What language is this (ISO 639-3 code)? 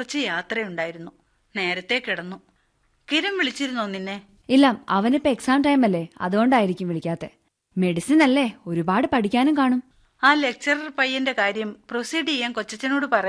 mal